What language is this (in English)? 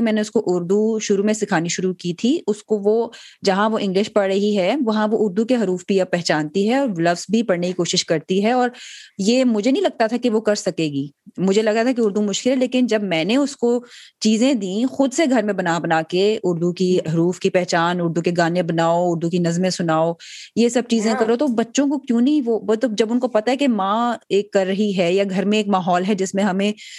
Urdu